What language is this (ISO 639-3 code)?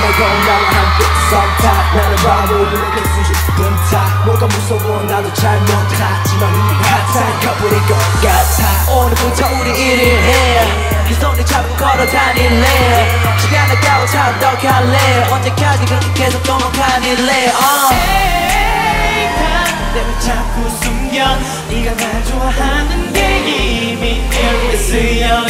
kor